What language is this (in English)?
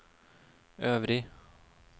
Norwegian